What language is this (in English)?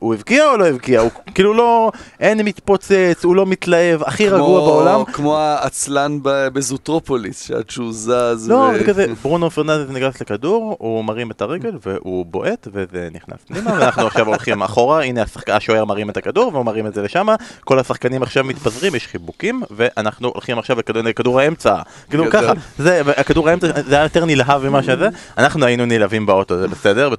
Hebrew